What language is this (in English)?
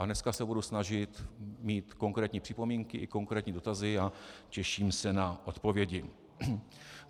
Czech